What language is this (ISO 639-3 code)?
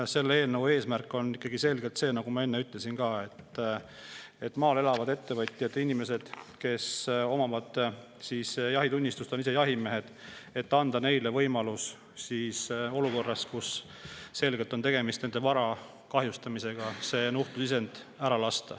est